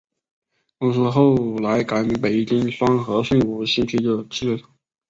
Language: Chinese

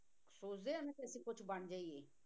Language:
Punjabi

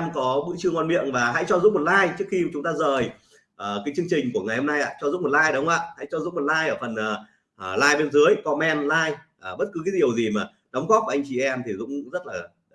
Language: Vietnamese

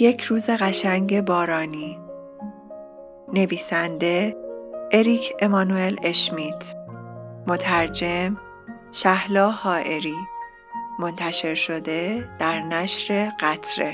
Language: Persian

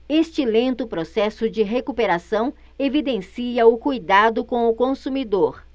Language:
Portuguese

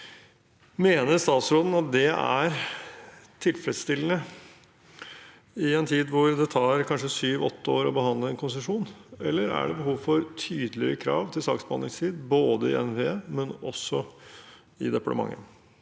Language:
Norwegian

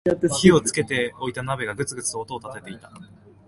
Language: Japanese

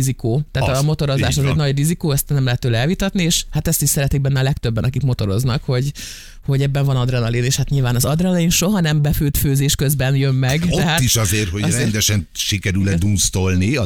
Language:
Hungarian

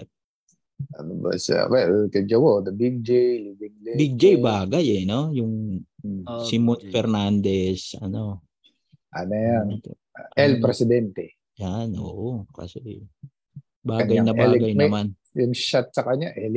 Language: Filipino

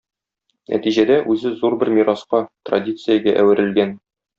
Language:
Tatar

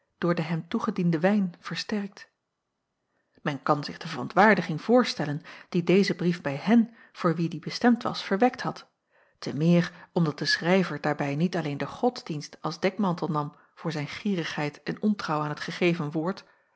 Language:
Dutch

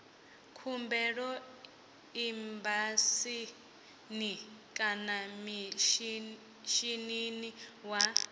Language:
Venda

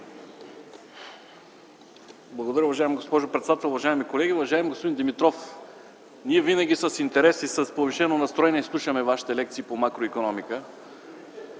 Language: Bulgarian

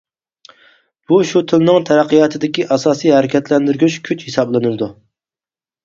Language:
Uyghur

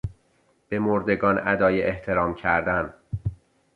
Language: Persian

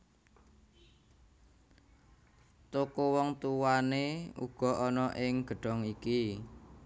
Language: Javanese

